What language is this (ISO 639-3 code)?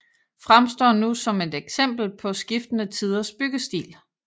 dan